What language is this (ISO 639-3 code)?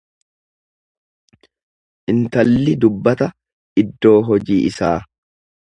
orm